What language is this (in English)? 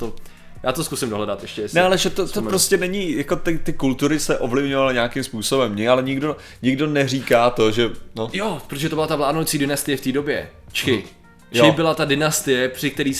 Czech